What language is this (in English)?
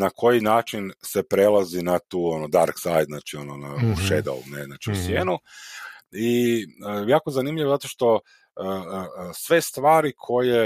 Croatian